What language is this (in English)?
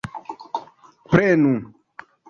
Esperanto